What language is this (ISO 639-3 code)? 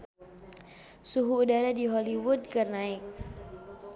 sun